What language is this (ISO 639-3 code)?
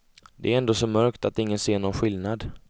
swe